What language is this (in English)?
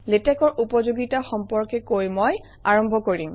Assamese